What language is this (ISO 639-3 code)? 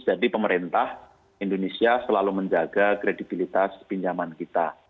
ind